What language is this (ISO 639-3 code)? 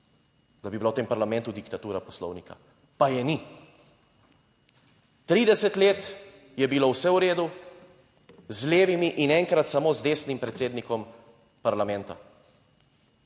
slv